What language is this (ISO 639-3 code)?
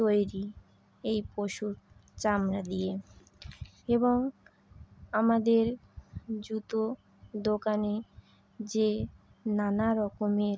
ben